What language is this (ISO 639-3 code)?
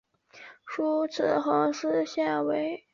zho